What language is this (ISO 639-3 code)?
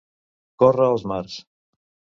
cat